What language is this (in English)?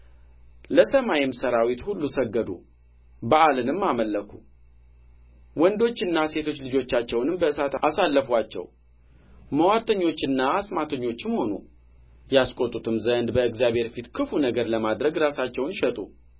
Amharic